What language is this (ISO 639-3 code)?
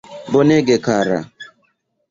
epo